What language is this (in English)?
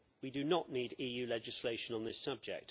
English